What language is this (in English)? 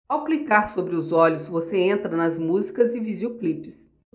Portuguese